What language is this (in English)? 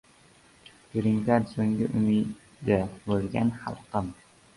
Uzbek